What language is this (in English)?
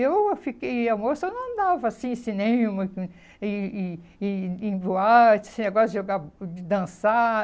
Portuguese